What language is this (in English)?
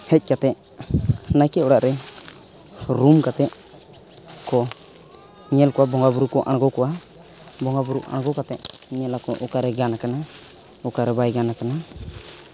Santali